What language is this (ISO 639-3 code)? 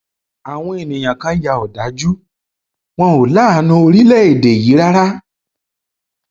yor